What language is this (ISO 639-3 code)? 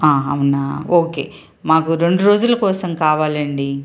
tel